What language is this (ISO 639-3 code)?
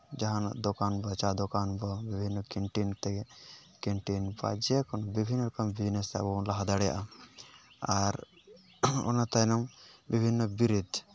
sat